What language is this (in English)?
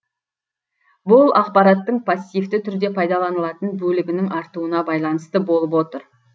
Kazakh